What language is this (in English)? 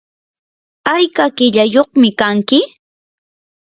Yanahuanca Pasco Quechua